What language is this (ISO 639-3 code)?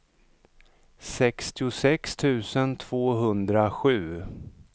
swe